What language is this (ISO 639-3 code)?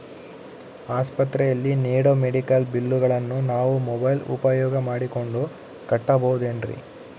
kan